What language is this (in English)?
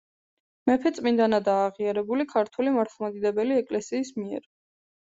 Georgian